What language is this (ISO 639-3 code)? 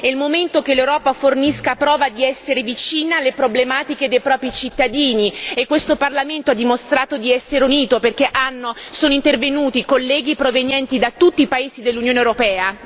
ita